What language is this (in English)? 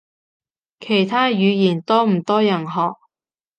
Cantonese